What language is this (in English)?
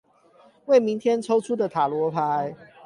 Chinese